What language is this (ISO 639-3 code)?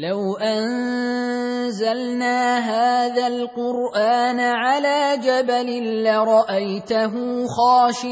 ara